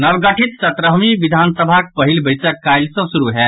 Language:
Maithili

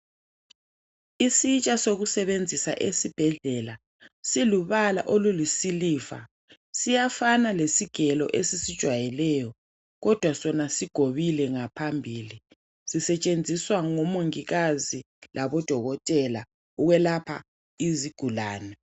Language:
North Ndebele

